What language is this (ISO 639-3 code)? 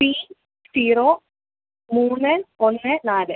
mal